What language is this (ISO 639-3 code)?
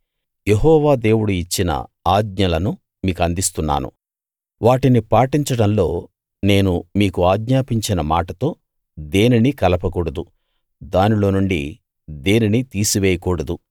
tel